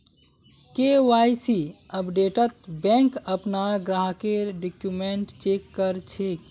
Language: Magahi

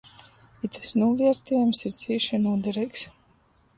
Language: Latgalian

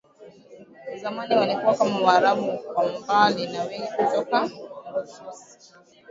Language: Swahili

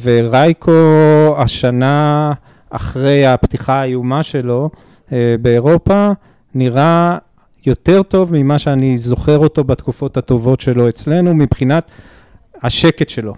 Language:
Hebrew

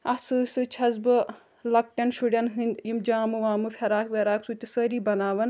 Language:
Kashmiri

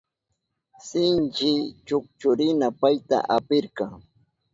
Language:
Southern Pastaza Quechua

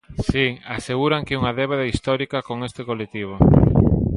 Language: Galician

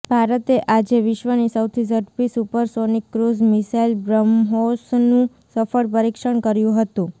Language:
Gujarati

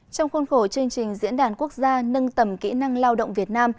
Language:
Vietnamese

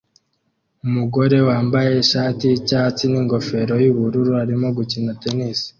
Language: Kinyarwanda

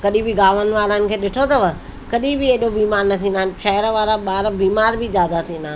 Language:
Sindhi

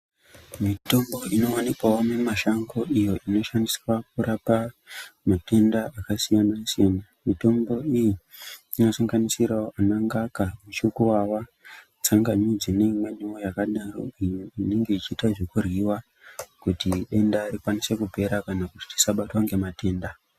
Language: Ndau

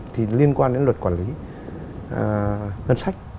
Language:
Vietnamese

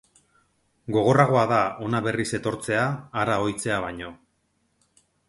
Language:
Basque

